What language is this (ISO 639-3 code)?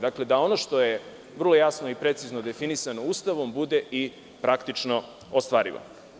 srp